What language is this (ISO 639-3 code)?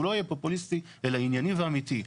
heb